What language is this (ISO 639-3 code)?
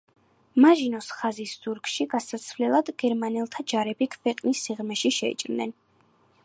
kat